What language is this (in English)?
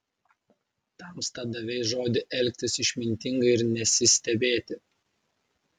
Lithuanian